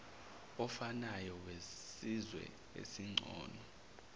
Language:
Zulu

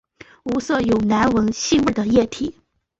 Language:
Chinese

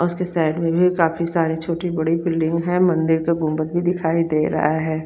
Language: Hindi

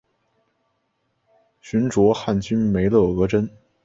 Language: Chinese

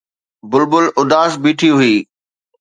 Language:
Sindhi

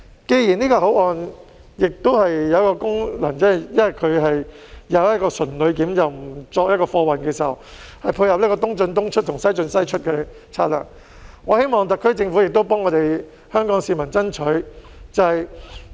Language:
Cantonese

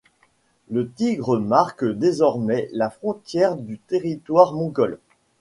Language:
French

